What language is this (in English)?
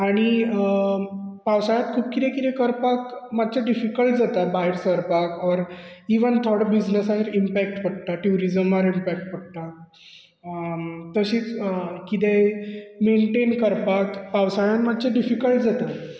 Konkani